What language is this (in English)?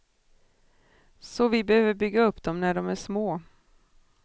Swedish